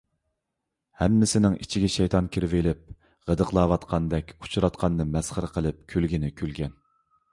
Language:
Uyghur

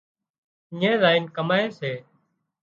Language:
Wadiyara Koli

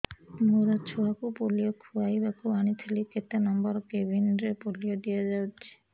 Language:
Odia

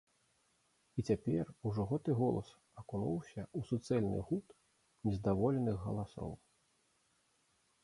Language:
Belarusian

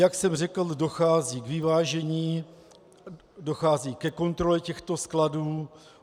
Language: Czech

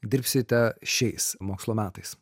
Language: Lithuanian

